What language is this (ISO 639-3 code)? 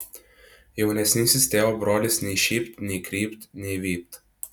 lit